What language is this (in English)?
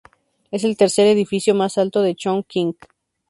Spanish